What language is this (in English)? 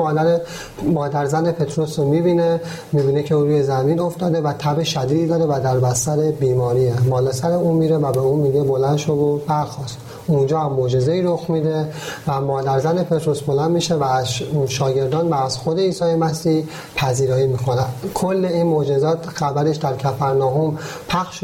Persian